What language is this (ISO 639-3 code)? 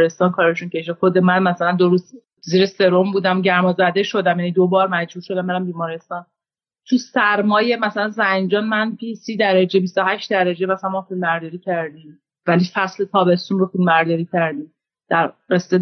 fas